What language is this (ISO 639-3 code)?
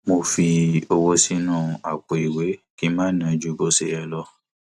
yor